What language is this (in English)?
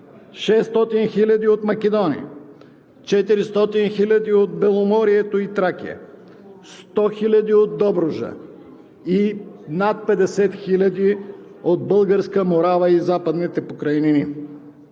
Bulgarian